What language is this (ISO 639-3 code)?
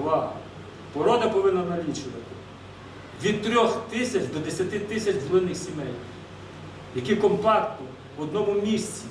ukr